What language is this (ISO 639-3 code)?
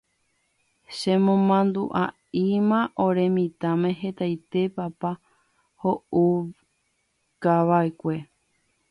grn